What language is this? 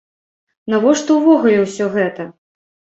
Belarusian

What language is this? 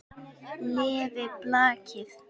Icelandic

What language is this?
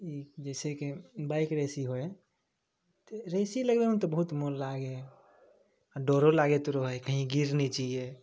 Maithili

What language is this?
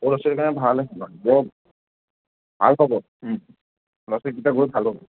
Assamese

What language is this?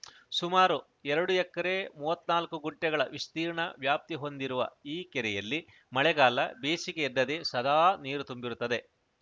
Kannada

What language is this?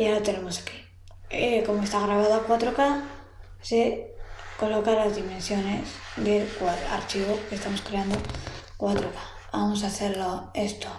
Spanish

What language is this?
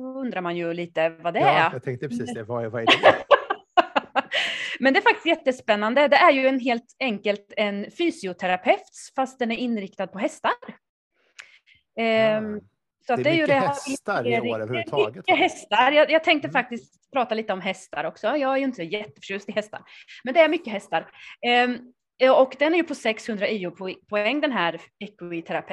Swedish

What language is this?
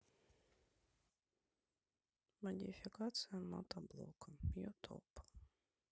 Russian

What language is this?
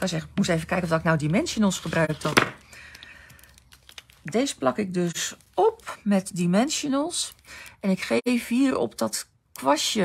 Dutch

